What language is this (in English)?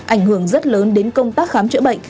Vietnamese